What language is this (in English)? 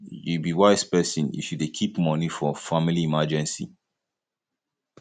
Nigerian Pidgin